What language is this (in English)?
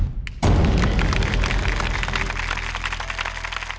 Thai